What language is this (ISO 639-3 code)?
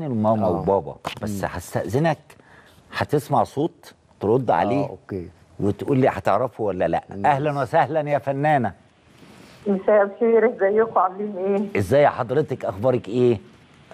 ara